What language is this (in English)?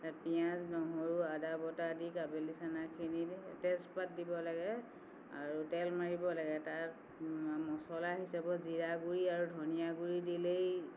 Assamese